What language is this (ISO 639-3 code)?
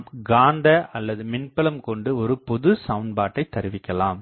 tam